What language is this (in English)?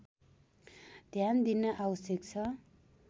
Nepali